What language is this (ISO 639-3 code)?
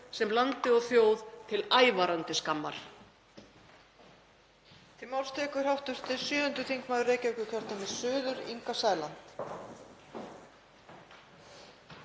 isl